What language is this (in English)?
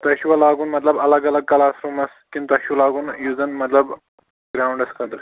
Kashmiri